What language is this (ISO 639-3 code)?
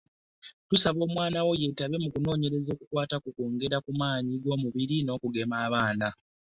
lug